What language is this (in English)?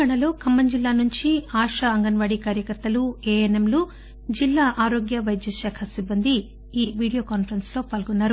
Telugu